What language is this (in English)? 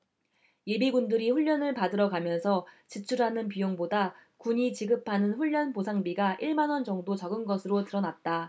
Korean